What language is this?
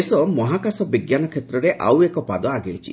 Odia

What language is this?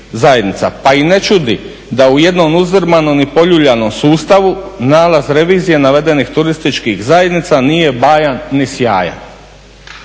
Croatian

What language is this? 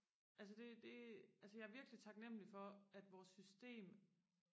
Danish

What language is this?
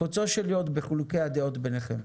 Hebrew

